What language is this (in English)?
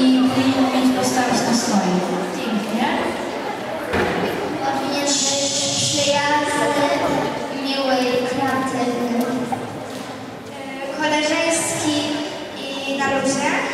Polish